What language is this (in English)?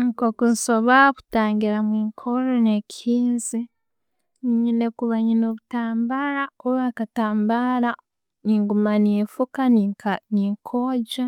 Tooro